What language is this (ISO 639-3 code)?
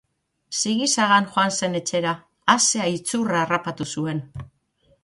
eus